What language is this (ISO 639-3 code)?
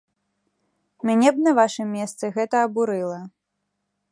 bel